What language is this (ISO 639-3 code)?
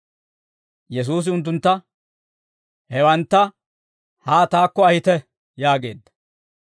dwr